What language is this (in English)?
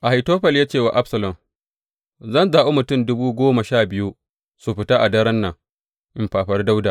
Hausa